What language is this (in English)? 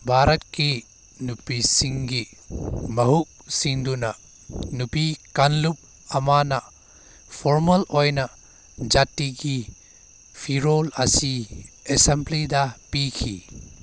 Manipuri